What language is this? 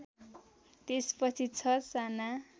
Nepali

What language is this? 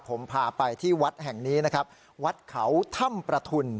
Thai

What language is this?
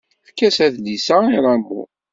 Kabyle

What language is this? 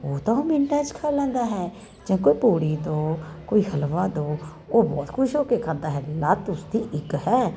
Punjabi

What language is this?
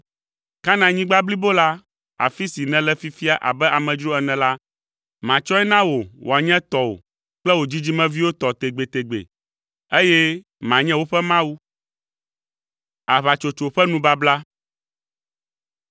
Ewe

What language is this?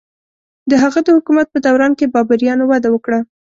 Pashto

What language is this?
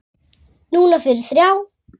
Icelandic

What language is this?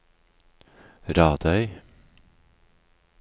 Norwegian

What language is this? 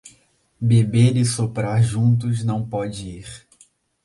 Portuguese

